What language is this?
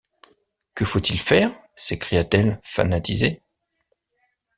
French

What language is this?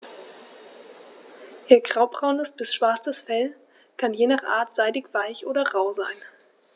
German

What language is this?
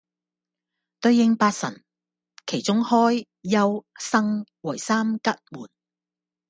Cantonese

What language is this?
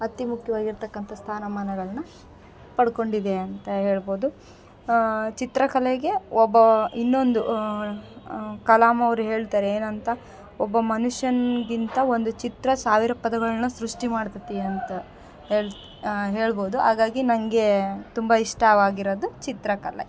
Kannada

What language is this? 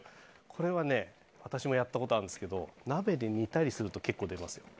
Japanese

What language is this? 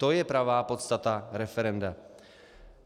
Czech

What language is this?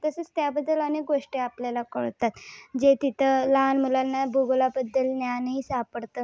Marathi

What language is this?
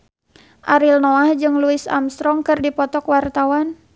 Sundanese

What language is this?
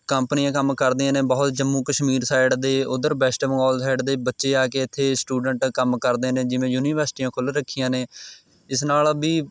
Punjabi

